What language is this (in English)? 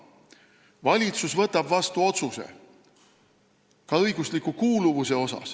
Estonian